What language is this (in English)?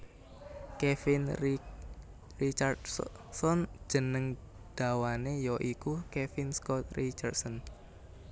Javanese